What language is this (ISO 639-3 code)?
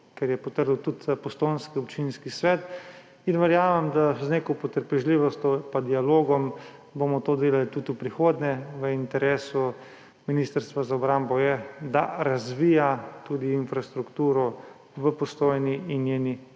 slv